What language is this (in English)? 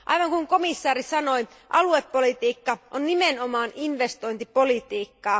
Finnish